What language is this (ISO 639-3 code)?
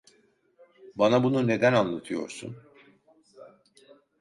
tur